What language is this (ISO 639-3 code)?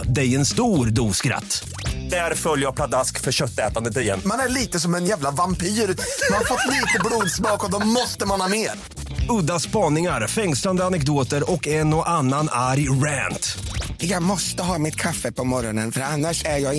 swe